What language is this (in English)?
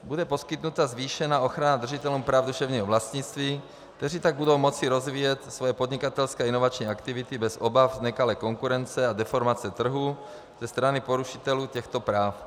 Czech